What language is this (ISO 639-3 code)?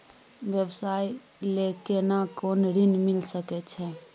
mai